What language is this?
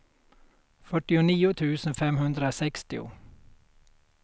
Swedish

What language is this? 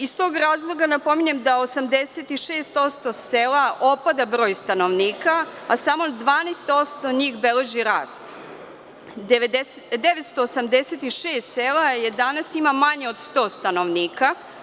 Serbian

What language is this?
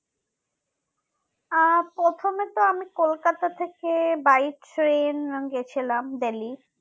Bangla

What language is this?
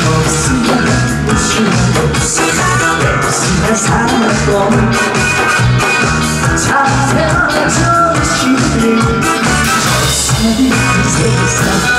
Korean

